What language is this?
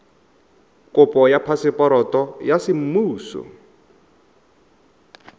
Tswana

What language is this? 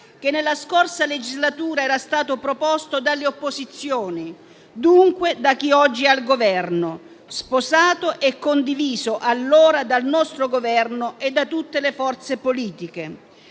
Italian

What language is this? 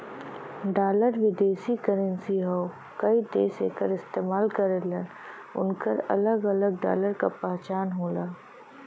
Bhojpuri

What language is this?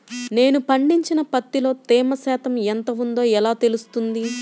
Telugu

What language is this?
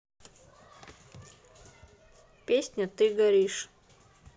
Russian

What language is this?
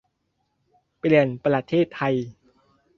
Thai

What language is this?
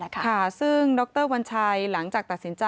Thai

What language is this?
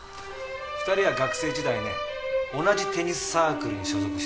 Japanese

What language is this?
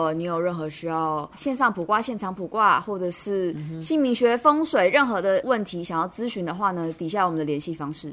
Chinese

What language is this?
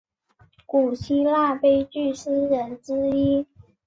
Chinese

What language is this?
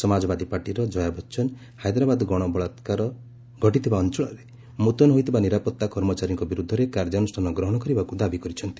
Odia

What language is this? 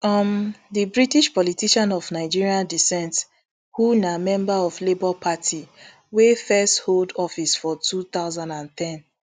Nigerian Pidgin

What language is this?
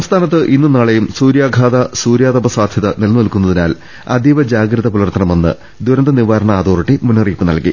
Malayalam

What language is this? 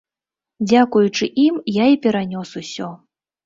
Belarusian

